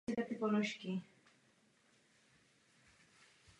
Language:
Czech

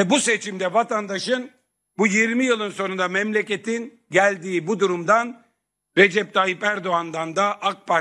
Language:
Turkish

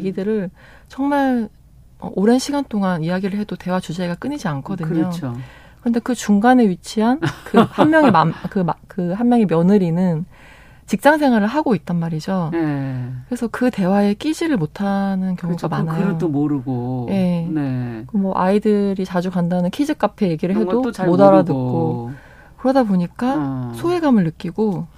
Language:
Korean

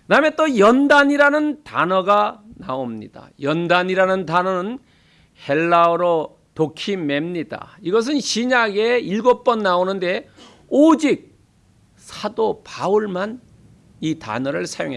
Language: Korean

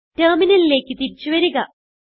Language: Malayalam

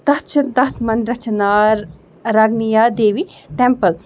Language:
Kashmiri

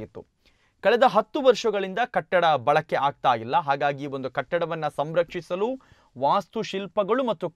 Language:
Kannada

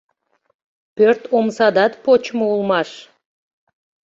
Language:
Mari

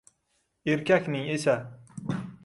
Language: Uzbek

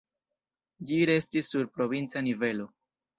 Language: Esperanto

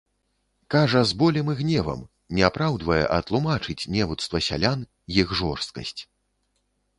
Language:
Belarusian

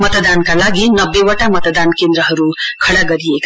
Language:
Nepali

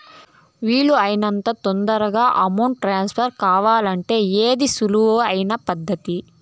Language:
Telugu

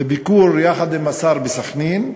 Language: Hebrew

